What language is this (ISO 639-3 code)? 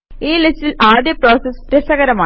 mal